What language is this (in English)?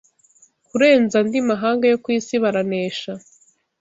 Kinyarwanda